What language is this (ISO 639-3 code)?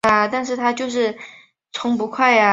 zho